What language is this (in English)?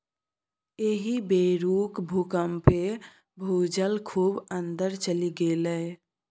Maithili